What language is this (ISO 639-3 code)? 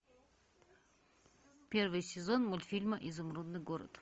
rus